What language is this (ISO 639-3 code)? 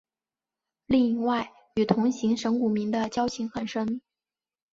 zho